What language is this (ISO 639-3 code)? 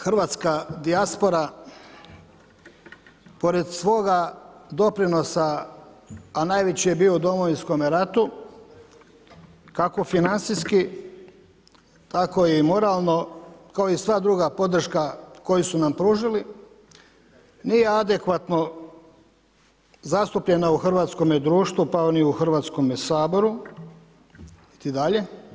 hrv